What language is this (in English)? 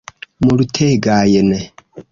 Esperanto